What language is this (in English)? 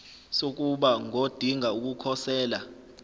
Zulu